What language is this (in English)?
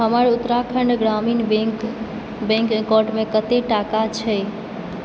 Maithili